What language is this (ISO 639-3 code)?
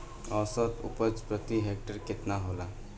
bho